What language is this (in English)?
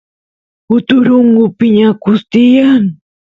Santiago del Estero Quichua